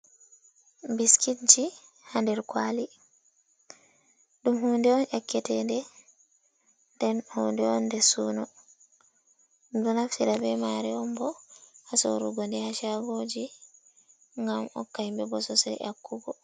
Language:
Fula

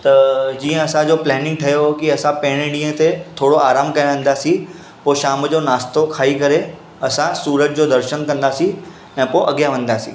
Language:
Sindhi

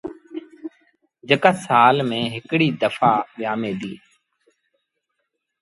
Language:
Sindhi Bhil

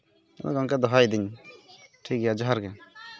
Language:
Santali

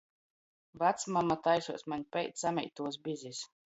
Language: Latgalian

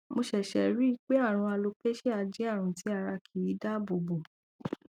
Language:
Yoruba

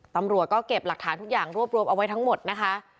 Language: Thai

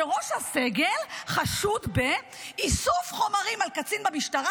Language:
Hebrew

